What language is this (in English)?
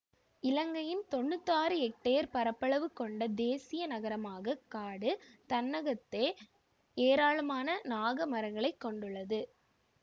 Tamil